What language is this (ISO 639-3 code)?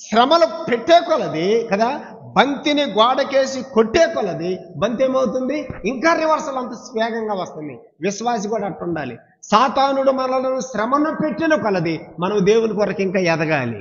tel